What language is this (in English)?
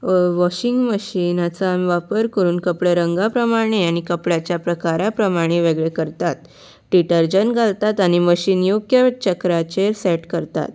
Konkani